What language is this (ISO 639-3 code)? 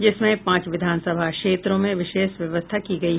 hin